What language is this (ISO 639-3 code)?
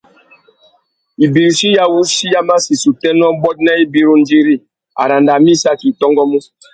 bag